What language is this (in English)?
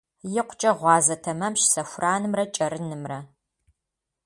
Kabardian